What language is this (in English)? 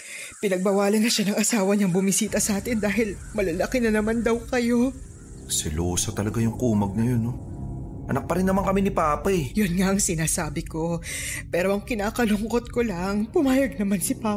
Filipino